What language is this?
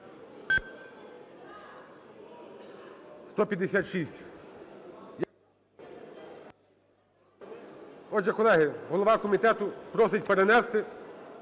Ukrainian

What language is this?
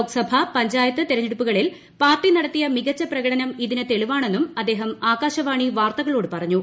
Malayalam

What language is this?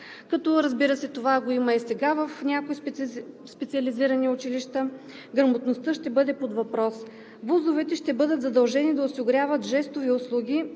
Bulgarian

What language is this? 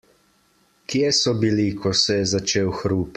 Slovenian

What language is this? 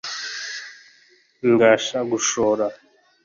Kinyarwanda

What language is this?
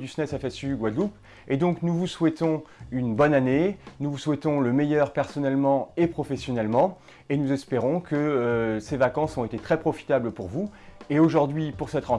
French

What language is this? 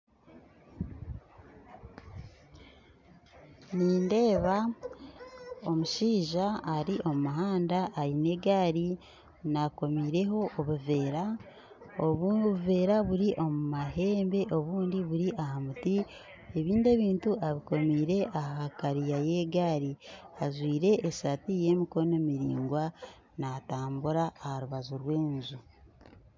Nyankole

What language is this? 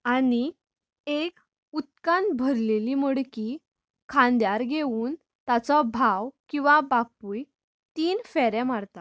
Konkani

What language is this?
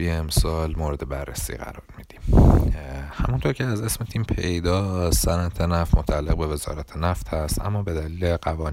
Persian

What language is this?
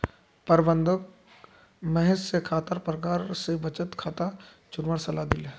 Magahi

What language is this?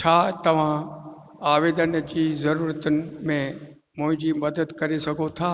Sindhi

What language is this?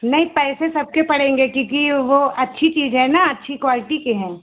Hindi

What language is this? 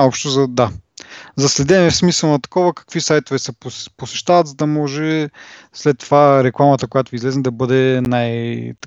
Bulgarian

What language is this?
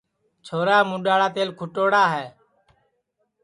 Sansi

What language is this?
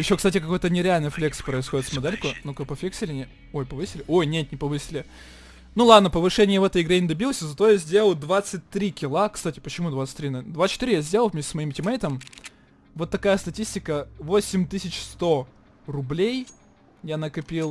Russian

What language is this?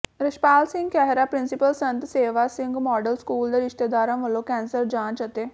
Punjabi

